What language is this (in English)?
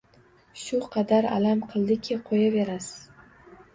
Uzbek